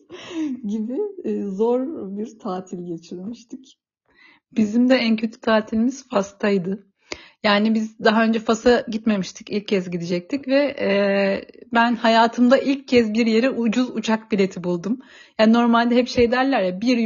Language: Turkish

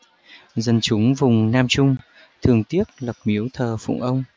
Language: Vietnamese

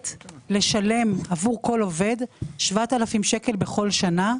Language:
Hebrew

